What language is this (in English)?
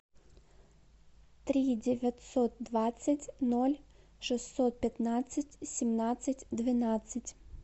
Russian